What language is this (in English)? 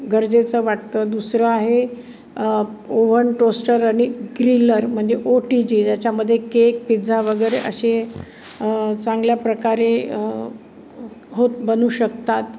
Marathi